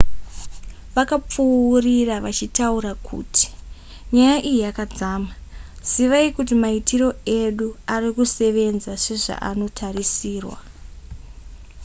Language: Shona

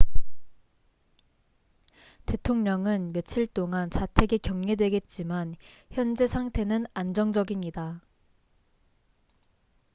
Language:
Korean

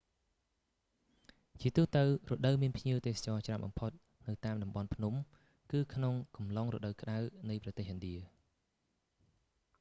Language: Khmer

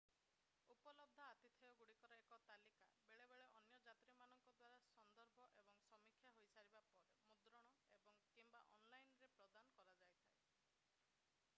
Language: Odia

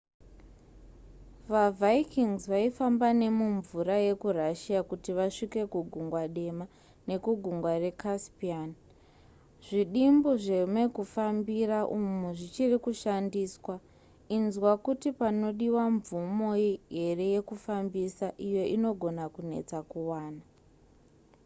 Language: Shona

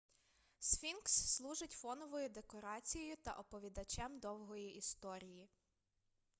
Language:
Ukrainian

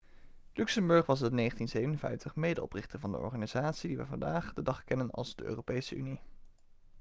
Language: Dutch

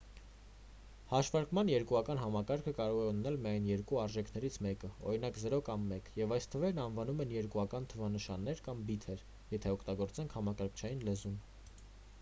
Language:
Armenian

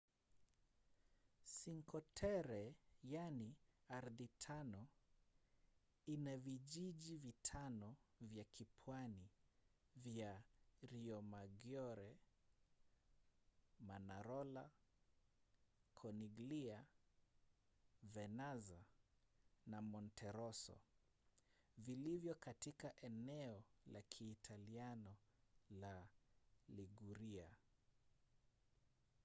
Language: Swahili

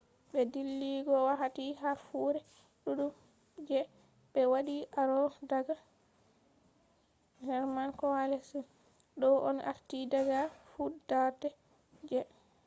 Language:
Fula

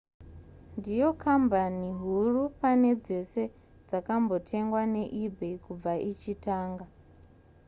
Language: Shona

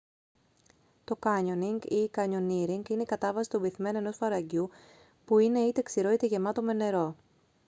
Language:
Greek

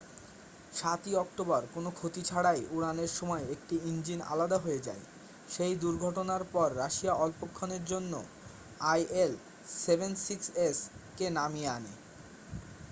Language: Bangla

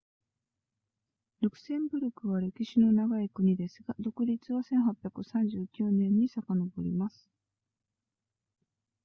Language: Japanese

